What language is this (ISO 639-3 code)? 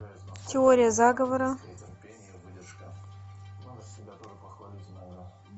rus